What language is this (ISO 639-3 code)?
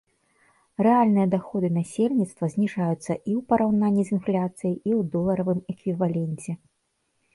bel